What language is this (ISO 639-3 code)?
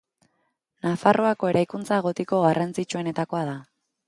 eus